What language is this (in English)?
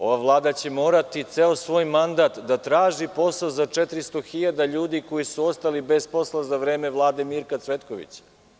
Serbian